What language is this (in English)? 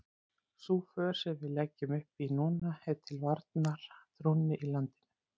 Icelandic